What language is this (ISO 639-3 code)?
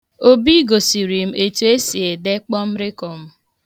ibo